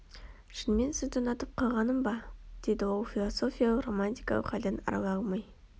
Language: Kazakh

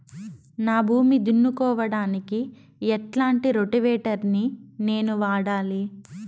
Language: Telugu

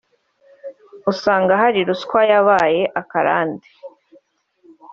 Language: Kinyarwanda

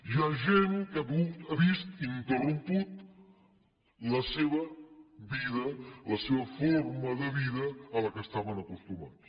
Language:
Catalan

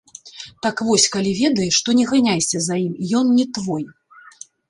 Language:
Belarusian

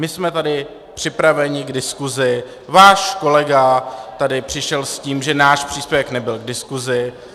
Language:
Czech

